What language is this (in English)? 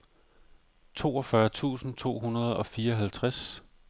Danish